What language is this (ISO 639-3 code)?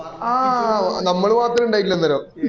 mal